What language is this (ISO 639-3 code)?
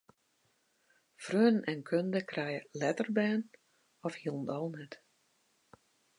fry